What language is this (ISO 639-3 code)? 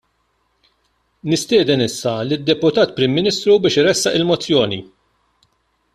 mlt